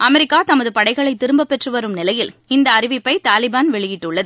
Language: Tamil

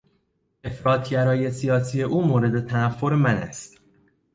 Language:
Persian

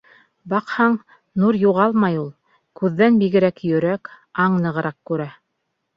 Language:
Bashkir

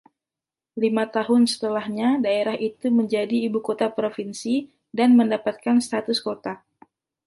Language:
Indonesian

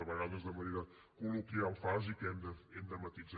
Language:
Catalan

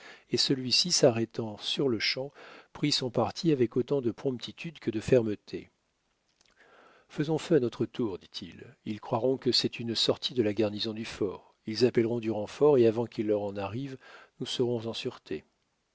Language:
French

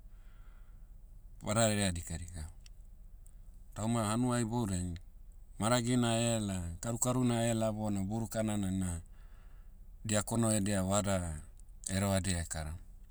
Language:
Motu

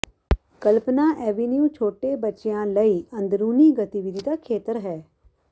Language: Punjabi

